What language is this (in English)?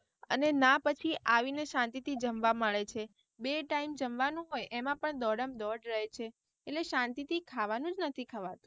Gujarati